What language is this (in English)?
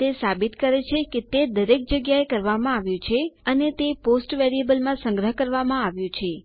Gujarati